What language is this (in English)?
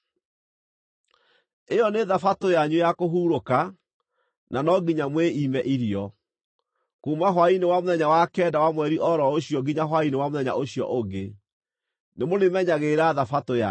Kikuyu